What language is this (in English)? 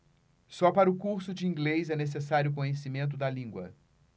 Portuguese